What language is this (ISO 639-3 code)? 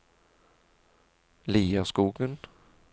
nor